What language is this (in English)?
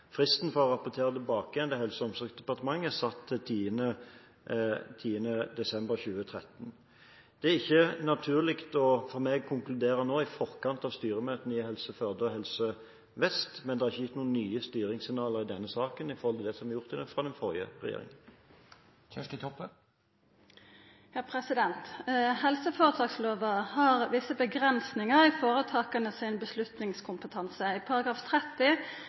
Norwegian